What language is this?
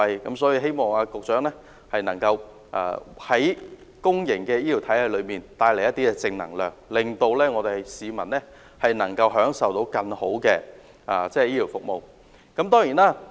Cantonese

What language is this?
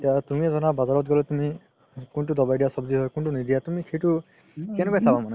Assamese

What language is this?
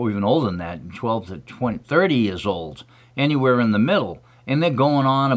English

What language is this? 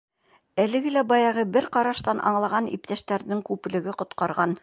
Bashkir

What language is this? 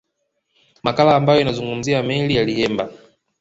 Swahili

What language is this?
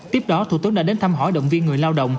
Vietnamese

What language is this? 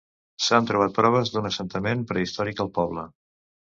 Catalan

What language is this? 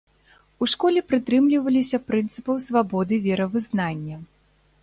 Belarusian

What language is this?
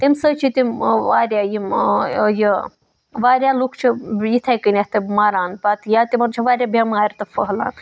Kashmiri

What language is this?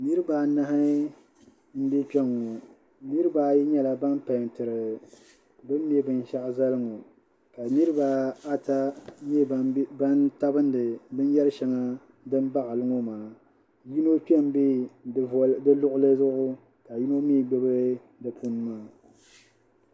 Dagbani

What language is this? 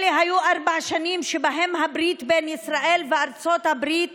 Hebrew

